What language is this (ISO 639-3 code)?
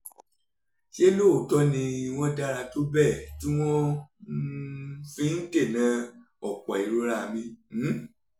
yor